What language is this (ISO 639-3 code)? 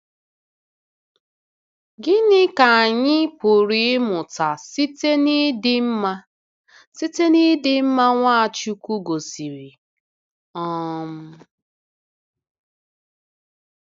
ibo